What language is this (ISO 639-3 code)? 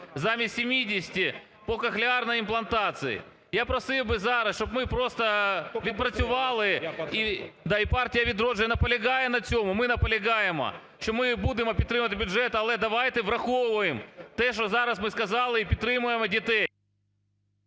ukr